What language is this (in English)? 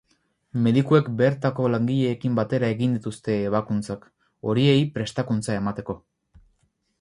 Basque